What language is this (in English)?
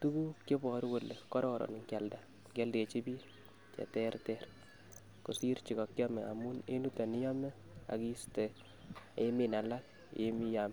Kalenjin